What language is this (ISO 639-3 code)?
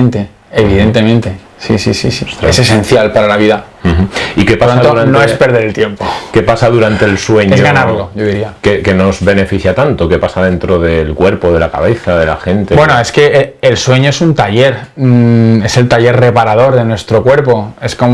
spa